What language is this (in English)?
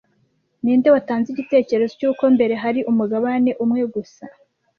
Kinyarwanda